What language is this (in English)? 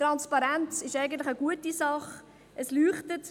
Swiss German